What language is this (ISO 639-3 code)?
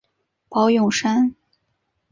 zho